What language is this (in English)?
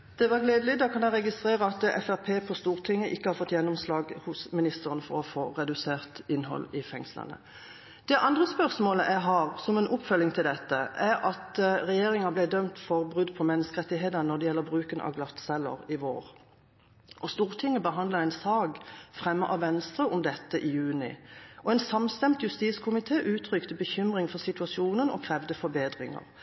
Norwegian Bokmål